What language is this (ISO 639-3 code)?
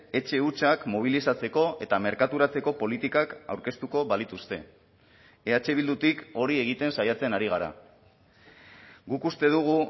eus